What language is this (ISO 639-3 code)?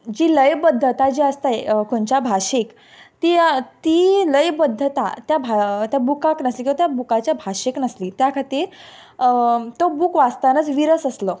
kok